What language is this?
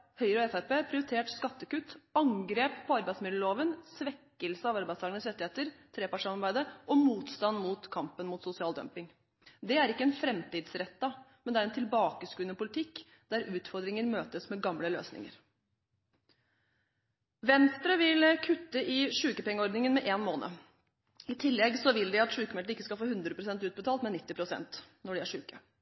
Norwegian Bokmål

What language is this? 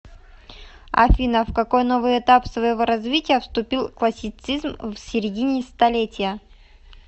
Russian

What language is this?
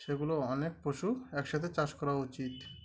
Bangla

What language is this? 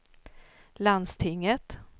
Swedish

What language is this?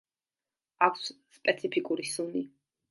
Georgian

